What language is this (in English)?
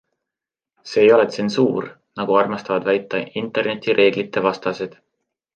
Estonian